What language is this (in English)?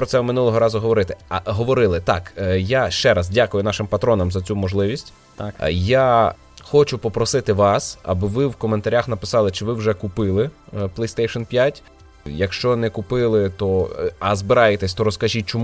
Ukrainian